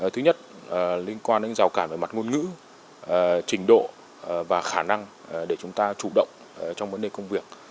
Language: Vietnamese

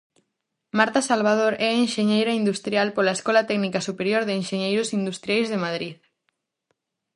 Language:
Galician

